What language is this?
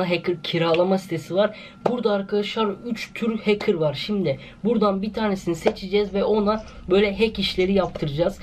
Turkish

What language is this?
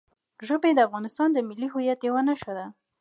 Pashto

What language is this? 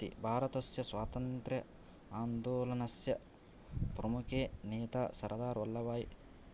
Sanskrit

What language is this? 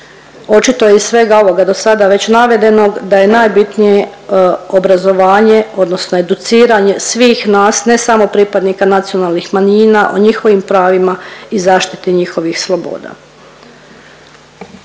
Croatian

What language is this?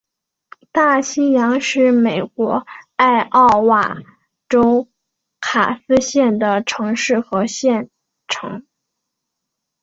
Chinese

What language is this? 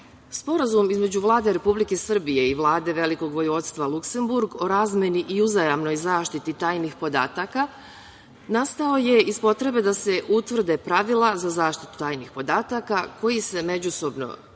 Serbian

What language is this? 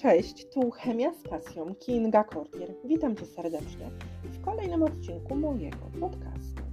Polish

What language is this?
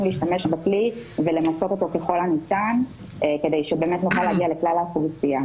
Hebrew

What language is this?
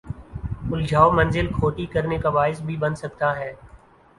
Urdu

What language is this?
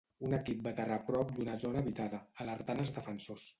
Catalan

